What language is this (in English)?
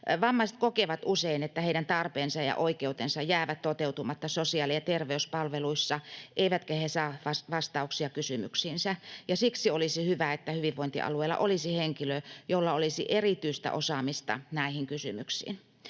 Finnish